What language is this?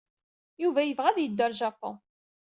Kabyle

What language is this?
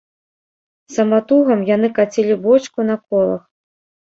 Belarusian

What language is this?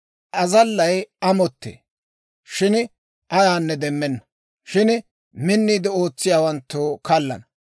Dawro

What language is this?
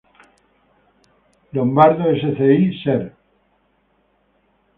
Spanish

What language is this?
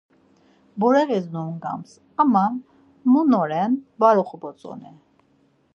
Laz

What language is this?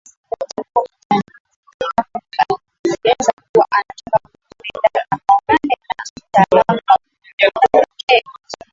Swahili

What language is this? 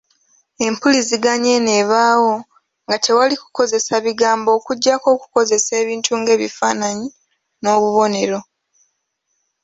Ganda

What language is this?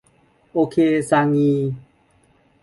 Thai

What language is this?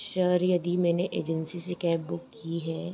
Hindi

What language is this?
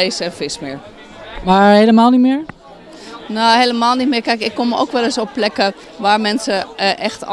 Dutch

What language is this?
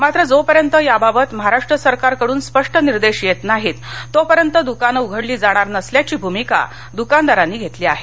Marathi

